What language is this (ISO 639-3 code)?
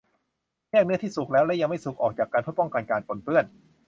tha